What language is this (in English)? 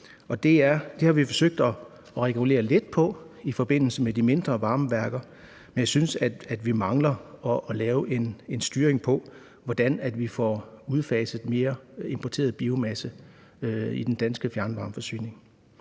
Danish